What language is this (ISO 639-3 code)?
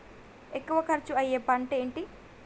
tel